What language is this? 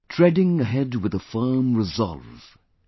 English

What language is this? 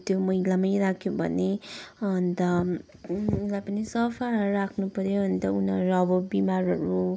Nepali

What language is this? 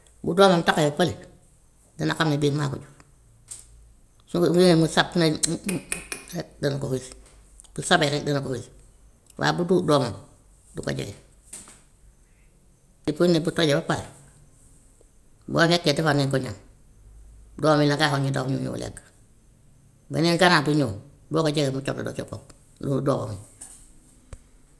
Gambian Wolof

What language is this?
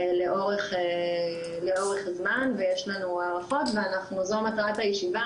Hebrew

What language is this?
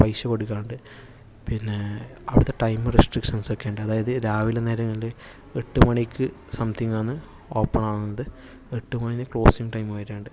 Malayalam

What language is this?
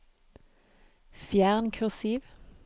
Norwegian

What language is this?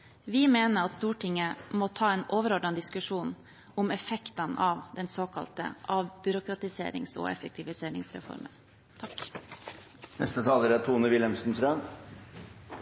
Norwegian Bokmål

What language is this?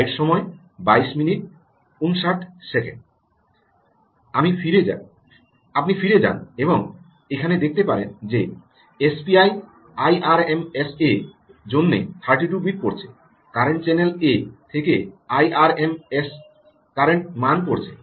Bangla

